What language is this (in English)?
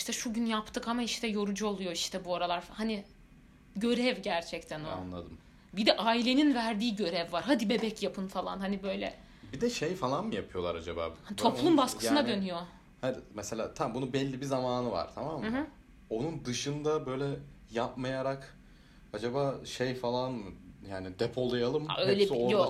Turkish